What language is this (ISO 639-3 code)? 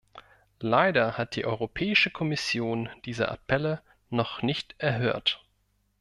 deu